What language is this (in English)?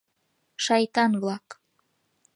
Mari